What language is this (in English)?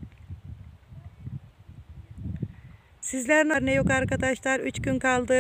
Turkish